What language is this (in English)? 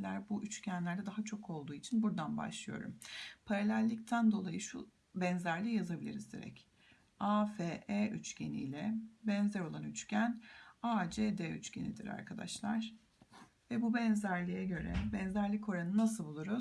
Turkish